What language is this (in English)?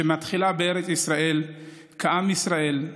Hebrew